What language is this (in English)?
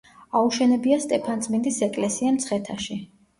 Georgian